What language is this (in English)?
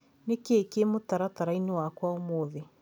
Kikuyu